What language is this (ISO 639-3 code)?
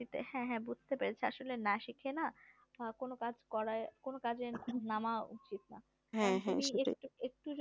ben